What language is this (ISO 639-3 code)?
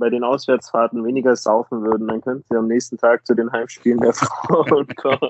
deu